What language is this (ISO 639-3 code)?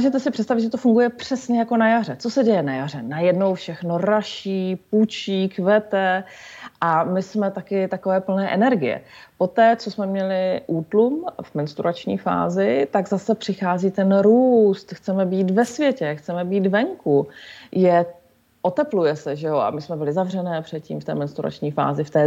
ces